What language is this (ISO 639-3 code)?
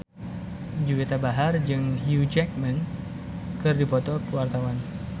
sun